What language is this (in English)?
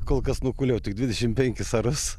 Lithuanian